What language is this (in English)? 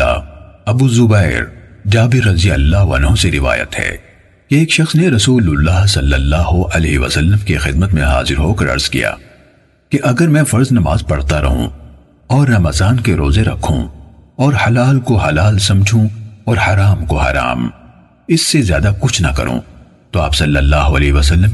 Urdu